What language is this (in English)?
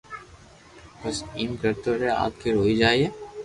Loarki